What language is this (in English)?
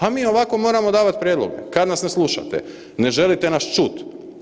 Croatian